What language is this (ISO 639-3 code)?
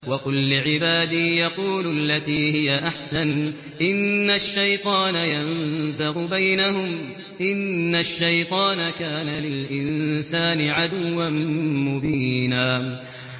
ara